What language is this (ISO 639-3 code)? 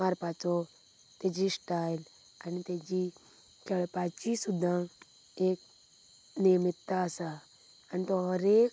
kok